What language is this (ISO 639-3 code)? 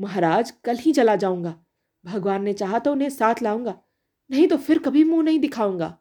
hin